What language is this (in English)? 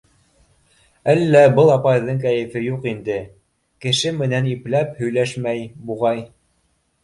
Bashkir